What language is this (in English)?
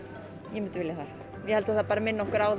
Icelandic